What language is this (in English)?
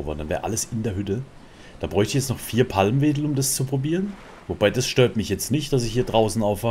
German